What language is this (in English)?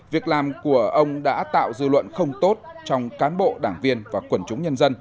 Vietnamese